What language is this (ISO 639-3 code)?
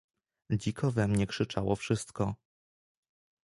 pol